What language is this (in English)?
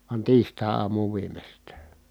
Finnish